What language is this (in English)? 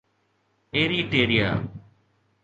Sindhi